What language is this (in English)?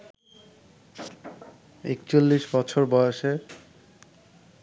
Bangla